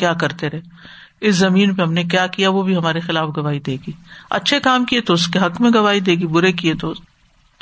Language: Urdu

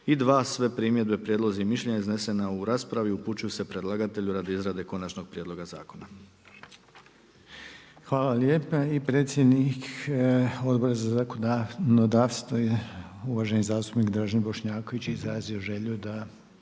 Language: Croatian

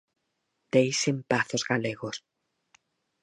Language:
Galician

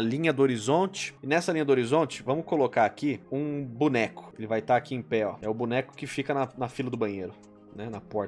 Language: Portuguese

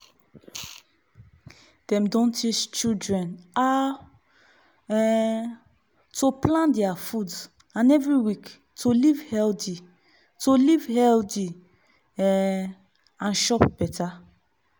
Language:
Nigerian Pidgin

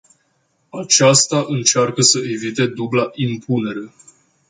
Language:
Romanian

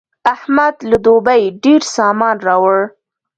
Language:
Pashto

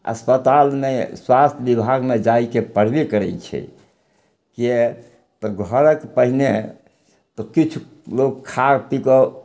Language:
Maithili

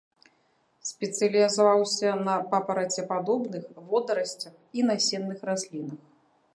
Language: Belarusian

